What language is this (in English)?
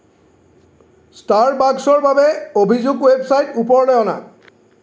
Assamese